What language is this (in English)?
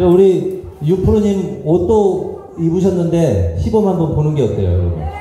Korean